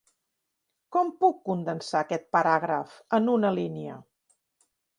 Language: Catalan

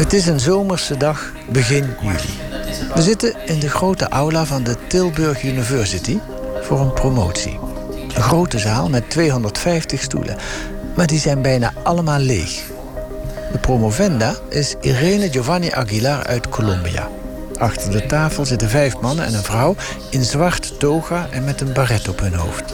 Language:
Dutch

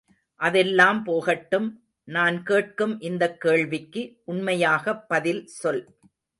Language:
Tamil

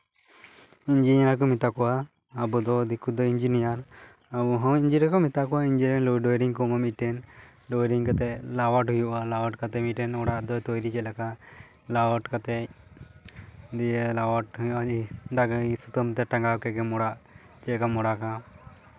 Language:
Santali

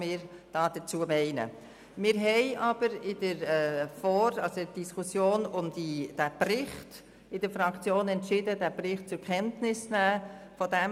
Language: Swiss German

